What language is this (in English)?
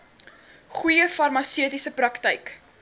Afrikaans